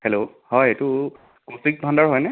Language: Assamese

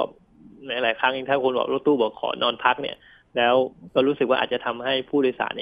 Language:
Thai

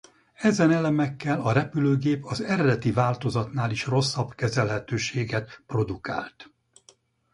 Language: Hungarian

